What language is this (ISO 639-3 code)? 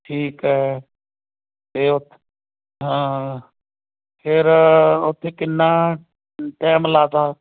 pan